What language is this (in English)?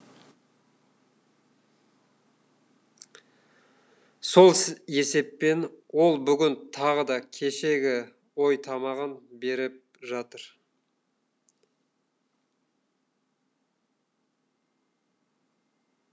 Kazakh